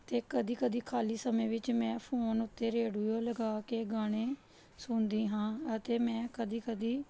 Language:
Punjabi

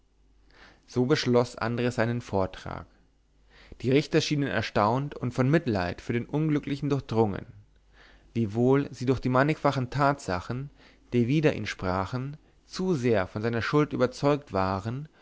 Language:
German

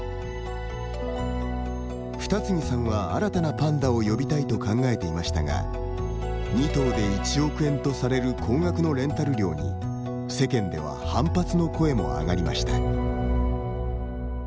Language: Japanese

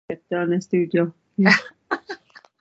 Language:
Welsh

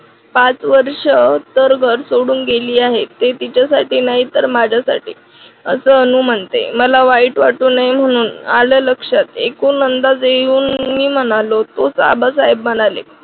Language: Marathi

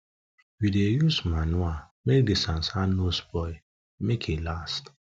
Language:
Nigerian Pidgin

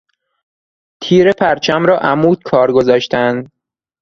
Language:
Persian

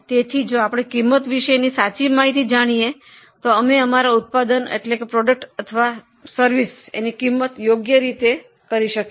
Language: Gujarati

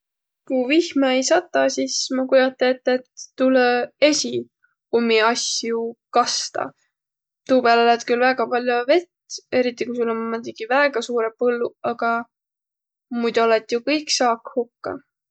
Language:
Võro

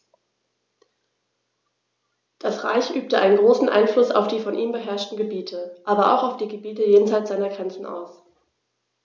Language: German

